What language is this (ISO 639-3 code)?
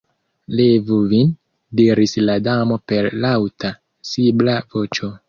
epo